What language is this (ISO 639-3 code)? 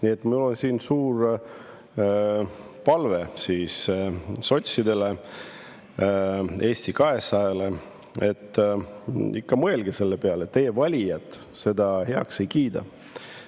est